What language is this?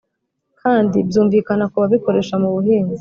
Kinyarwanda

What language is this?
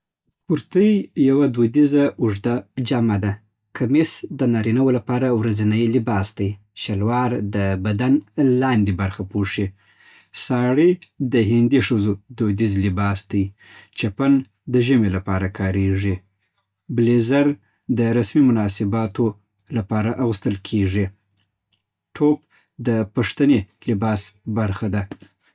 Southern Pashto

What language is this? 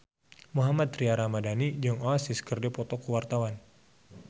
Sundanese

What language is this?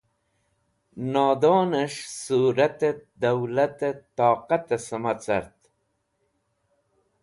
Wakhi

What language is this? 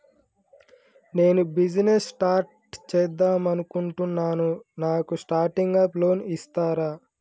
Telugu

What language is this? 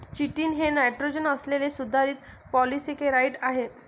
Marathi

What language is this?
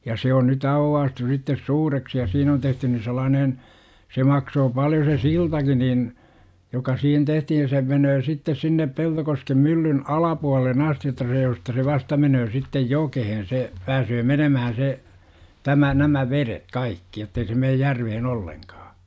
Finnish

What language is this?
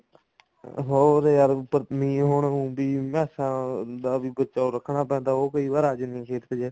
Punjabi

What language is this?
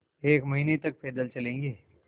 Hindi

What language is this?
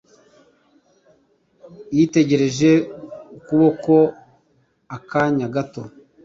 Kinyarwanda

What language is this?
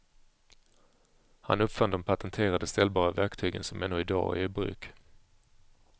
Swedish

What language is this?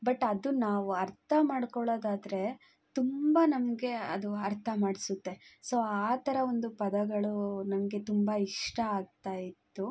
Kannada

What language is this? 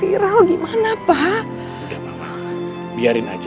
Indonesian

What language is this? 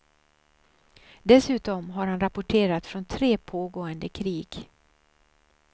Swedish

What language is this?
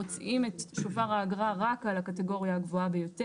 Hebrew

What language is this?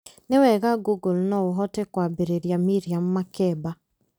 Kikuyu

